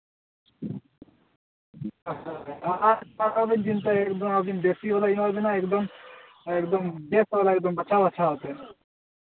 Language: Santali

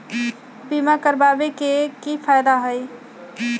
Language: Magahi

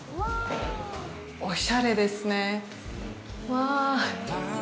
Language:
Japanese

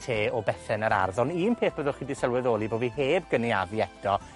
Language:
Welsh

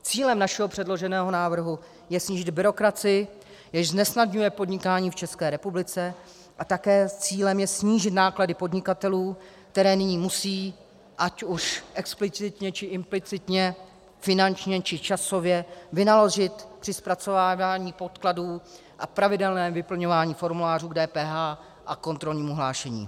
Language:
Czech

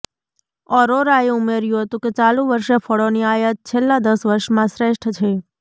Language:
Gujarati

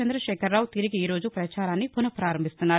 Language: Telugu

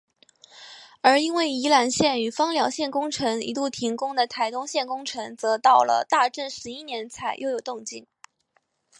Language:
Chinese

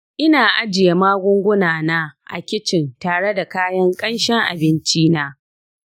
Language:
Hausa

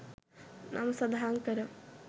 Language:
Sinhala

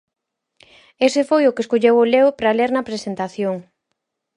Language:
Galician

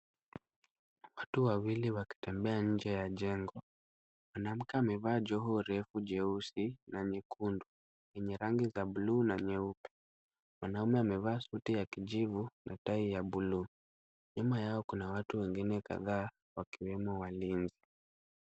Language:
Swahili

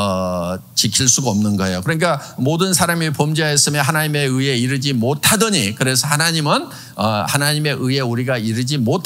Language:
Korean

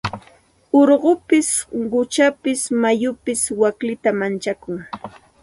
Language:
Santa Ana de Tusi Pasco Quechua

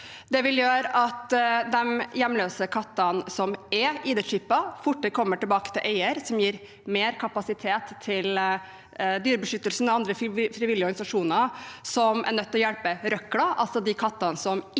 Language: Norwegian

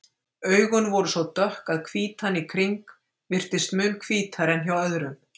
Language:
Icelandic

